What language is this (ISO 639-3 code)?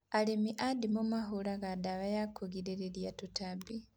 kik